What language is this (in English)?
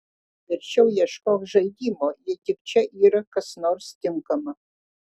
Lithuanian